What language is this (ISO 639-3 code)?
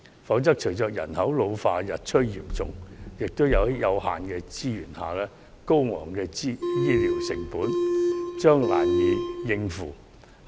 yue